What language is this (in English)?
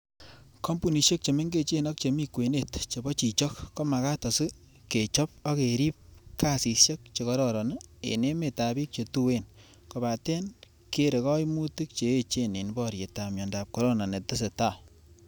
Kalenjin